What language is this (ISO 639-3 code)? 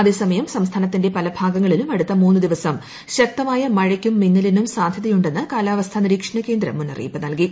mal